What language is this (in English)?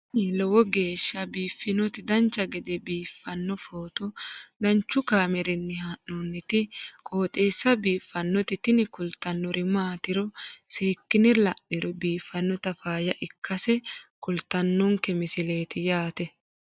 Sidamo